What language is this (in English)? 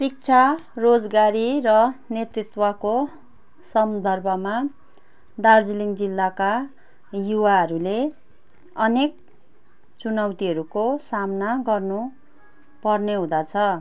Nepali